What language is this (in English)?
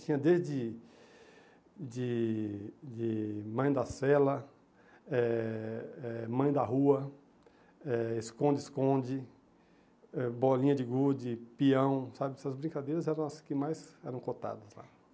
Portuguese